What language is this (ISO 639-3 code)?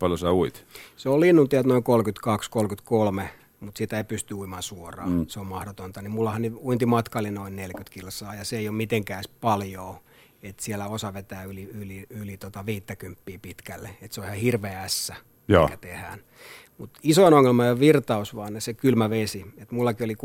fin